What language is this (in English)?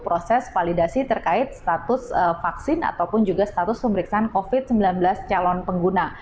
Indonesian